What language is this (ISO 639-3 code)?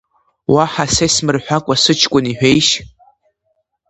abk